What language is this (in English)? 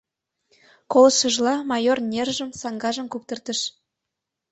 Mari